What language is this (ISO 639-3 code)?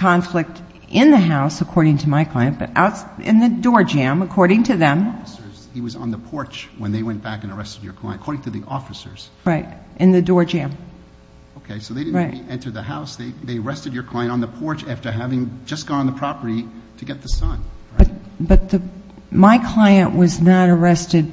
eng